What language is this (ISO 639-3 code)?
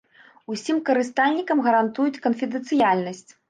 bel